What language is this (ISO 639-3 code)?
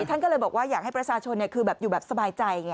tha